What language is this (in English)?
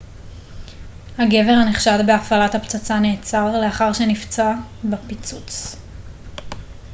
Hebrew